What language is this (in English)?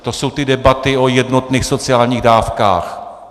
Czech